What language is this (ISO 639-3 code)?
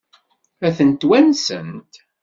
kab